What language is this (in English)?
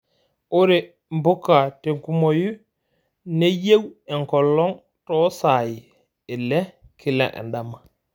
Masai